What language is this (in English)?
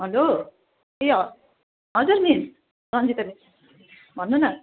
Nepali